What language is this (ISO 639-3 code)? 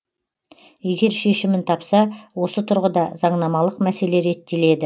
kaz